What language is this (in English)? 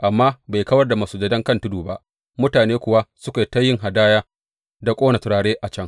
Hausa